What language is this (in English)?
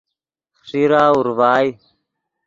Yidgha